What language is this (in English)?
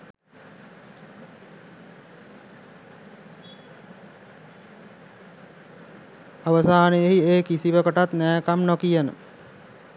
Sinhala